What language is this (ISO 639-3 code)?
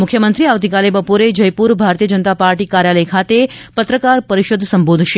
guj